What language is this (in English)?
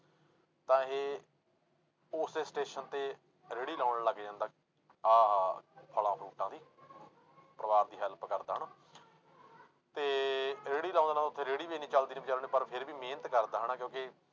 Punjabi